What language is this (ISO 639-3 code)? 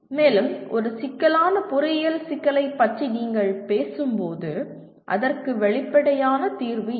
tam